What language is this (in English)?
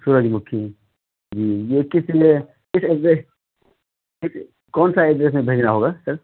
Urdu